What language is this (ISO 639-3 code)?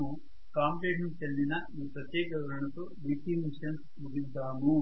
tel